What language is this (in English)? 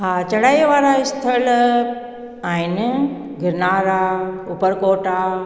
Sindhi